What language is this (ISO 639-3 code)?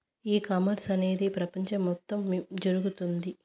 tel